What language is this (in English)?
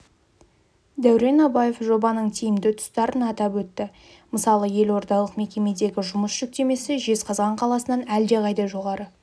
Kazakh